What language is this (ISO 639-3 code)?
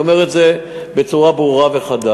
heb